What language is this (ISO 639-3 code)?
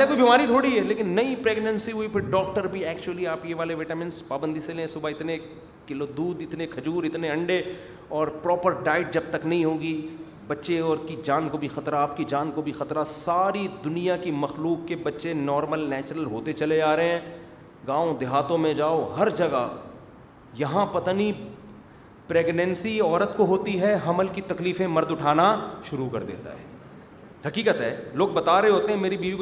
urd